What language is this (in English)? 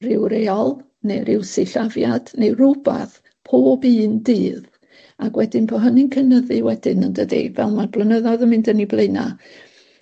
Welsh